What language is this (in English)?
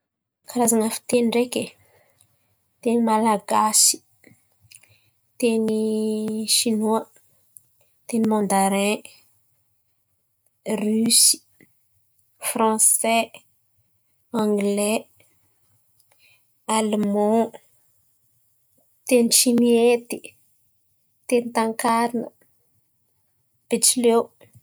Antankarana Malagasy